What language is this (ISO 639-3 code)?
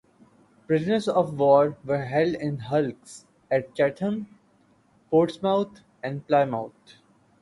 eng